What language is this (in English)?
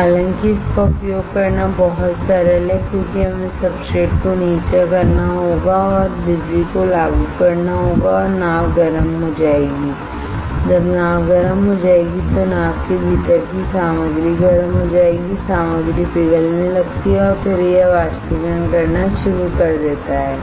Hindi